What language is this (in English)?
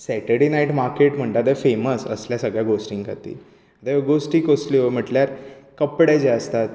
Konkani